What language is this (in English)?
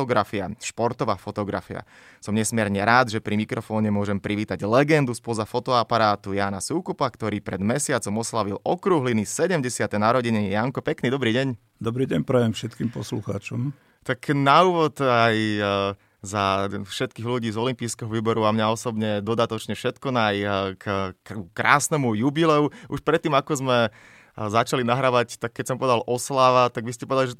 Slovak